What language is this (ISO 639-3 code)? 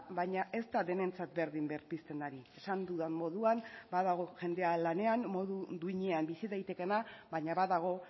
eus